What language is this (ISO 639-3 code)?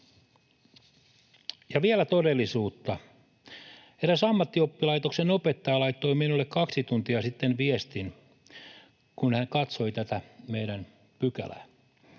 fin